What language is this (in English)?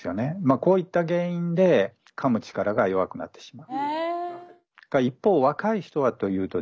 Japanese